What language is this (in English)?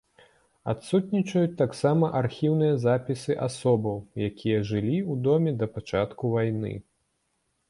Belarusian